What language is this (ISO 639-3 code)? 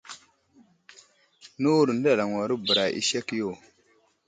udl